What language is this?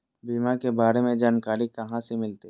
Magahi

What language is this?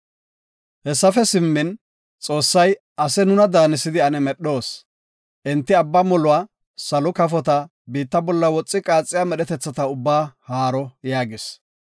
Gofa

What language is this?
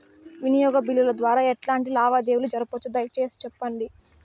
Telugu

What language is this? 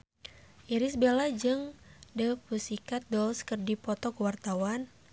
Sundanese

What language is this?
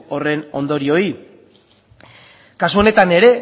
Basque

